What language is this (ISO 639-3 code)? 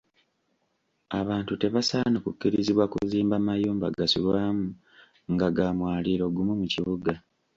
lug